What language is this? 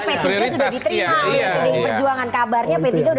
Indonesian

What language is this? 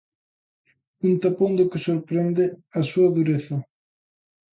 Galician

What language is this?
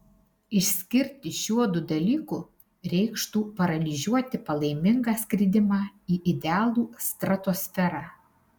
Lithuanian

